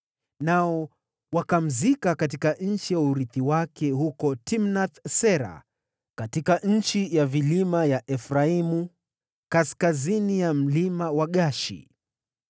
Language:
Swahili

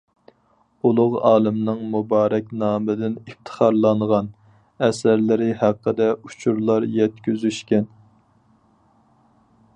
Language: Uyghur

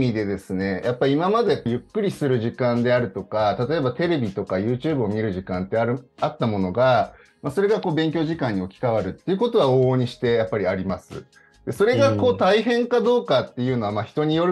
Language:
Japanese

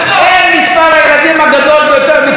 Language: Hebrew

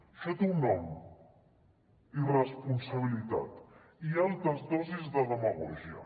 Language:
Catalan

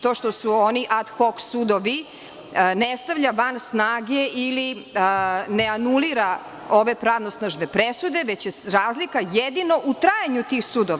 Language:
Serbian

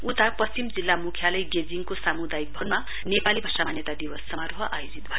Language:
Nepali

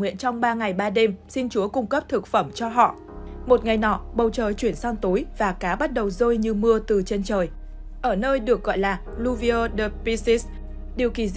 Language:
Vietnamese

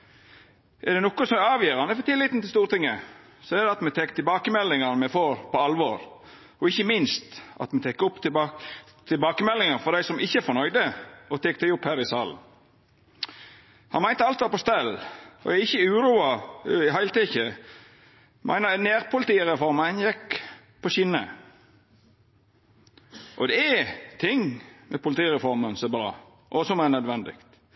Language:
Norwegian Nynorsk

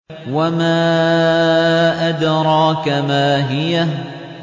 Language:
Arabic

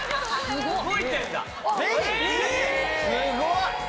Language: Japanese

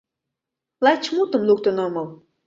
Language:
Mari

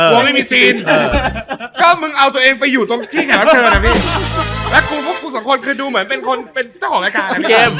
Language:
Thai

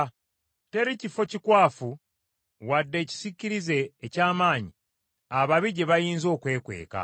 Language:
Ganda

